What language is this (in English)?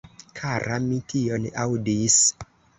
Esperanto